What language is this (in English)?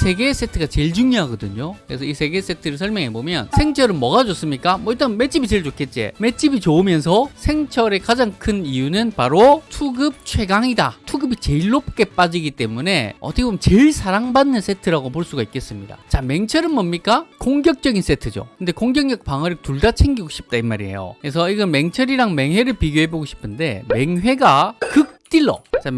Korean